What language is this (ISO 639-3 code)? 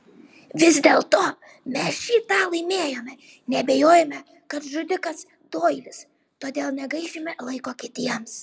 lit